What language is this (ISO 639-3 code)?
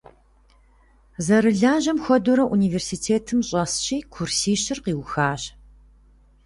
kbd